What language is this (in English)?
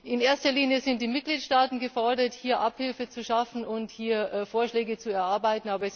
German